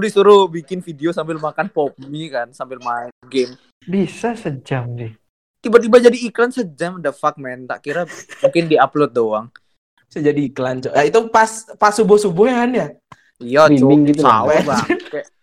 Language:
Indonesian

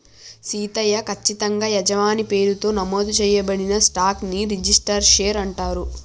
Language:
Telugu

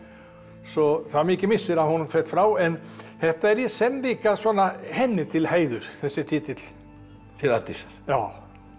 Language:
Icelandic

